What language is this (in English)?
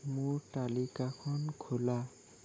Assamese